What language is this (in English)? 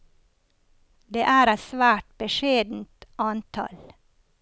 Norwegian